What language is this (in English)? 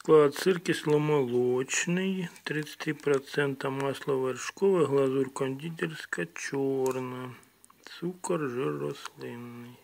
Russian